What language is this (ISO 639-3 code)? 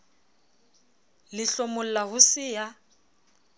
sot